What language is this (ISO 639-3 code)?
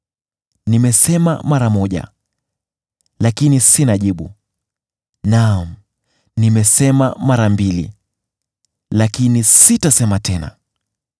swa